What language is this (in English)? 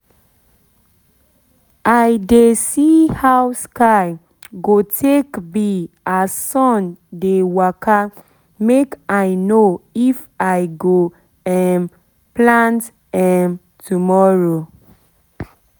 Nigerian Pidgin